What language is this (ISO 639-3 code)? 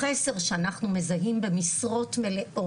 heb